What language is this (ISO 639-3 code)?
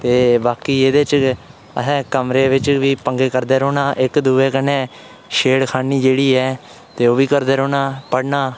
doi